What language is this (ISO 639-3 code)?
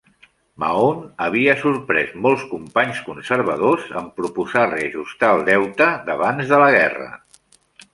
cat